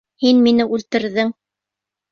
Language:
Bashkir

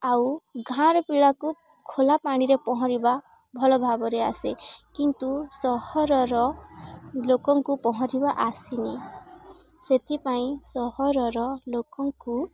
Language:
Odia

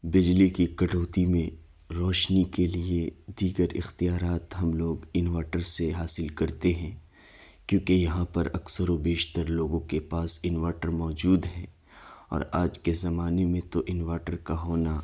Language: Urdu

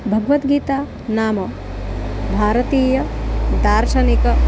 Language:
Sanskrit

